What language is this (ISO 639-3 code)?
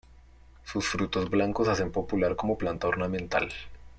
spa